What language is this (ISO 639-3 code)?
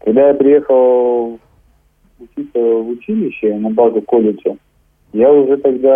rus